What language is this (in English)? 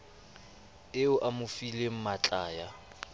Southern Sotho